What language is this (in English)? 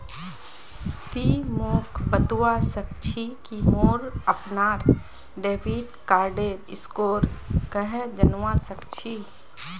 Magahi